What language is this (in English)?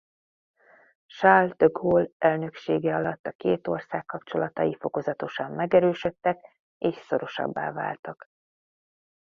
Hungarian